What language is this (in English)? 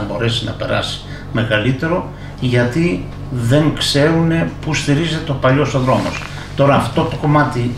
Greek